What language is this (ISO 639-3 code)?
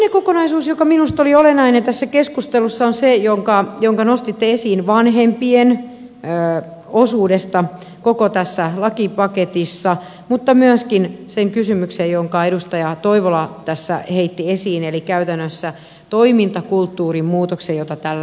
fin